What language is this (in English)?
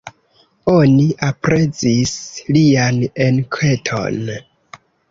Esperanto